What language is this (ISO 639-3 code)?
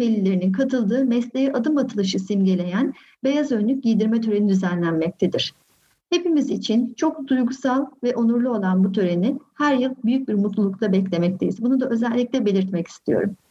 tur